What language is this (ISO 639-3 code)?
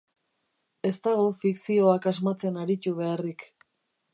eus